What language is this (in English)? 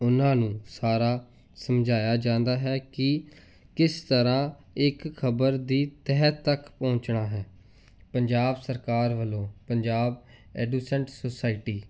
Punjabi